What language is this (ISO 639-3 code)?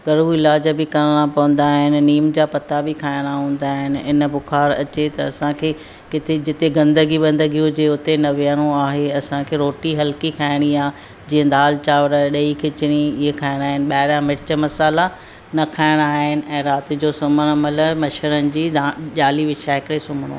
snd